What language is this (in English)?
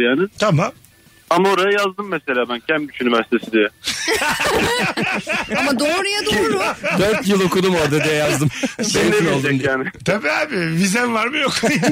Turkish